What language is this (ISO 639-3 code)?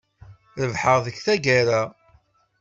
kab